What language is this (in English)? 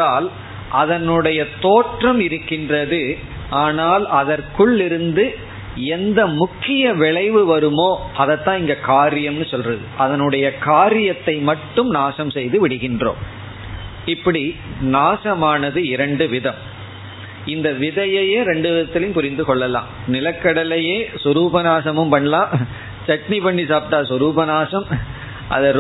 Tamil